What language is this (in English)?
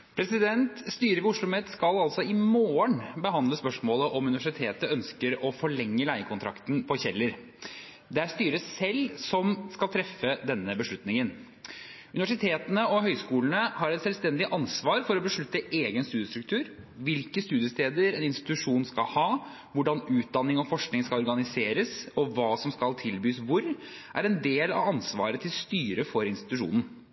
Norwegian